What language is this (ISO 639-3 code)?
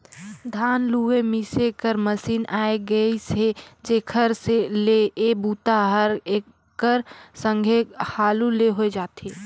hne